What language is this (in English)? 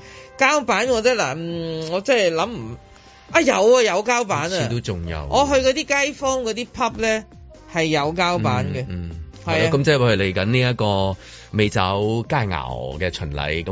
Chinese